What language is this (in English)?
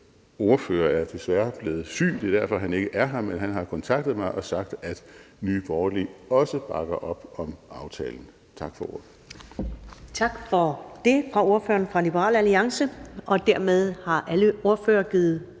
Danish